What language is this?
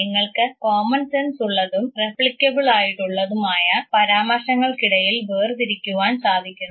Malayalam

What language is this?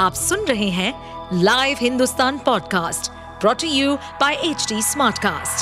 Hindi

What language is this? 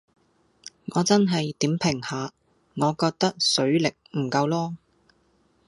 Cantonese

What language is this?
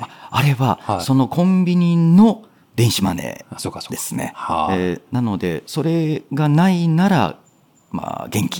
Japanese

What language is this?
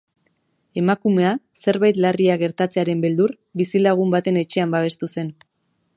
Basque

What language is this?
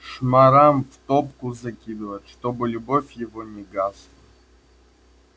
Russian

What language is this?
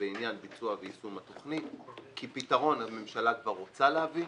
Hebrew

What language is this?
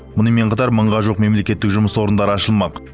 Kazakh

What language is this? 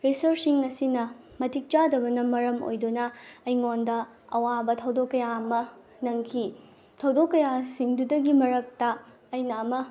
Manipuri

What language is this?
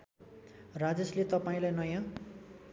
Nepali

